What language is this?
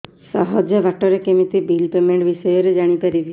Odia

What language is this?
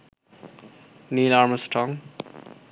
Bangla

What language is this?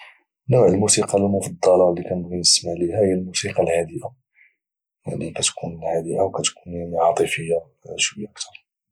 Moroccan Arabic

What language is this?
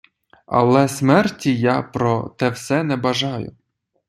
Ukrainian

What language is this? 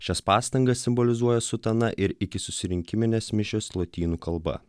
Lithuanian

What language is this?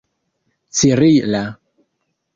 Esperanto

